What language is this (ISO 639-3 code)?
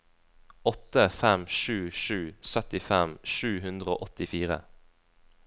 nor